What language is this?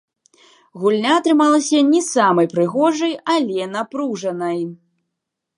Belarusian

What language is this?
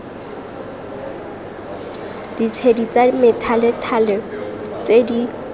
Tswana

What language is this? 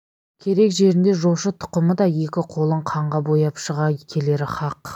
Kazakh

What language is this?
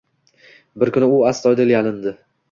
Uzbek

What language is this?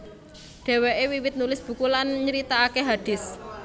Javanese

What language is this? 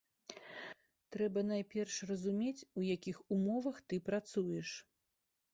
Belarusian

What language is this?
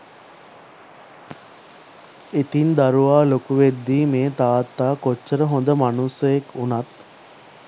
Sinhala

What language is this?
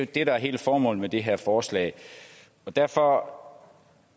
Danish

